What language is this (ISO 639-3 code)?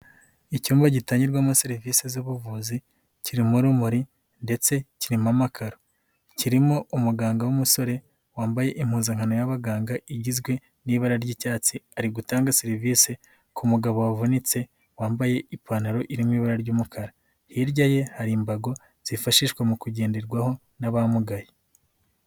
kin